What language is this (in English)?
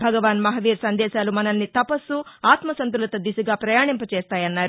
Telugu